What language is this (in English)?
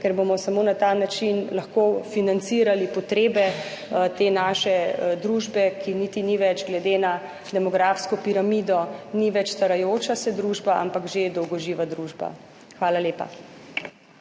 Slovenian